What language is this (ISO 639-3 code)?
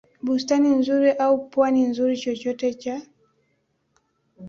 swa